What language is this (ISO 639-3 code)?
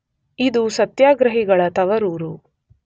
kan